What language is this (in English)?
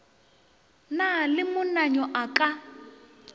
Northern Sotho